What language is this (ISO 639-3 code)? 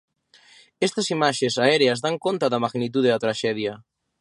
glg